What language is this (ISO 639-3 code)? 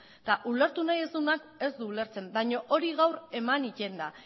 eus